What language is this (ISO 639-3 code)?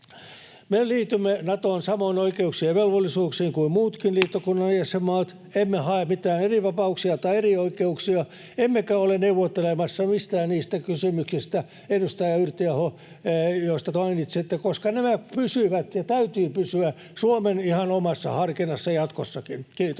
fin